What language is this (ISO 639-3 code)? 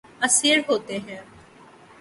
urd